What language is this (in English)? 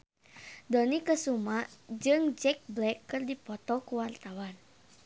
Sundanese